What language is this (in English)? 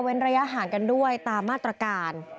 Thai